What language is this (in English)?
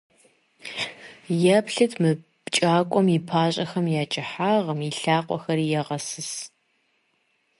Kabardian